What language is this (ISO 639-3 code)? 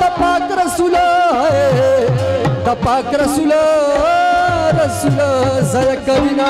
ara